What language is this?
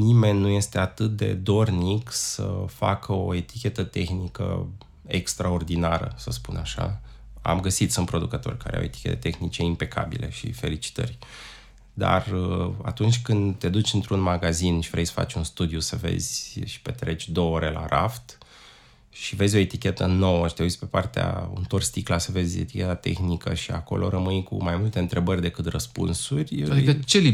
Romanian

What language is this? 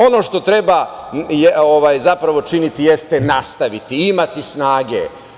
Serbian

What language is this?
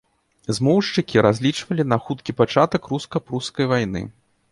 Belarusian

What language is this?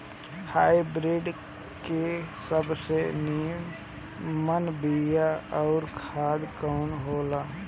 Bhojpuri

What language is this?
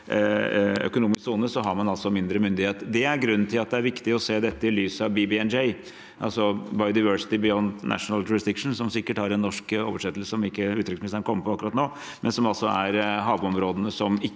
Norwegian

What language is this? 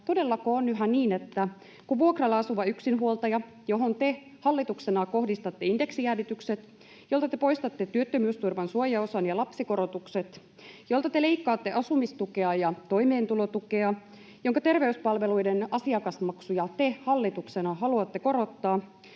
Finnish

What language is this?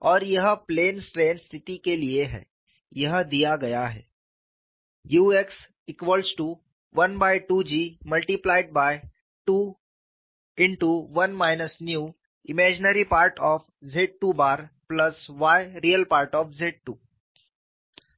Hindi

